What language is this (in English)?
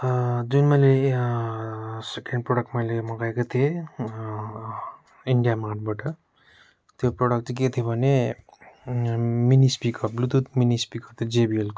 Nepali